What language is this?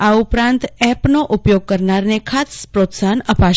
Gujarati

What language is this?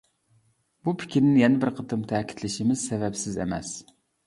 Uyghur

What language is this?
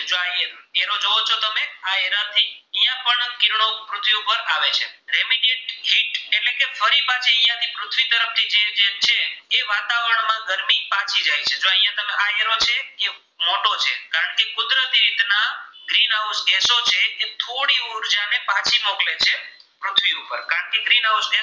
Gujarati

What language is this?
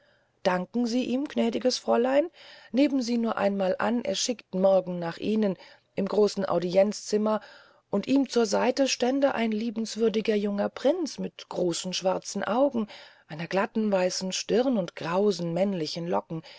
German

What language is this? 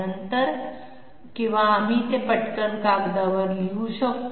Marathi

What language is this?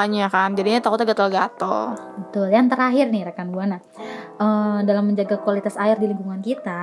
Indonesian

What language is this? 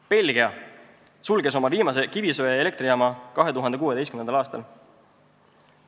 Estonian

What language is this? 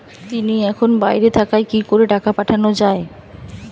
Bangla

